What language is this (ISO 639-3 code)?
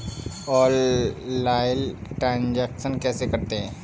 hin